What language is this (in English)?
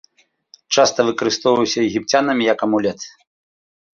Belarusian